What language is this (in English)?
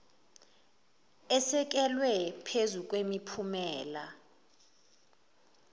Zulu